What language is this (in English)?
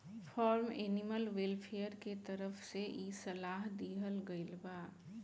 Bhojpuri